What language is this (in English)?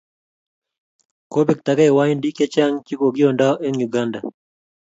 Kalenjin